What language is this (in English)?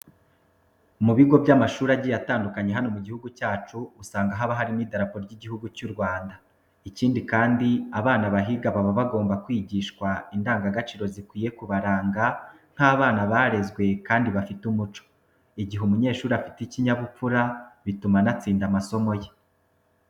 Kinyarwanda